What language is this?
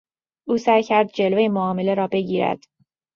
Persian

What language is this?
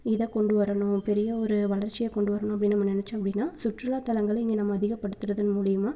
Tamil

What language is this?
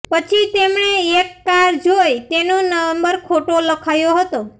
Gujarati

